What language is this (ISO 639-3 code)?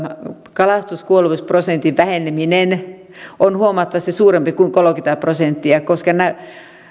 fin